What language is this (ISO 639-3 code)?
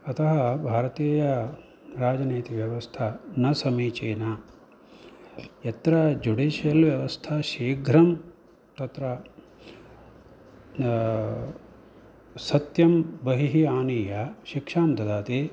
san